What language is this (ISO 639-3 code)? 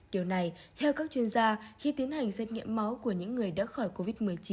vie